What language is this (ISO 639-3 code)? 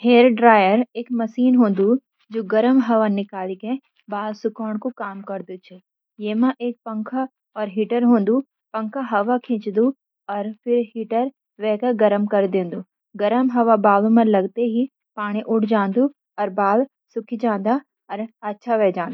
gbm